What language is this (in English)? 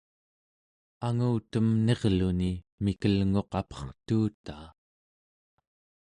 Central Yupik